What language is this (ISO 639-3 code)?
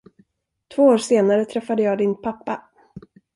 swe